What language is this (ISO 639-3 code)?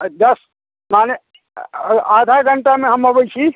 mai